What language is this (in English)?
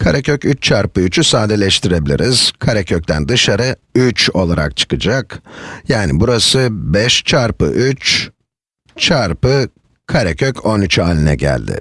Turkish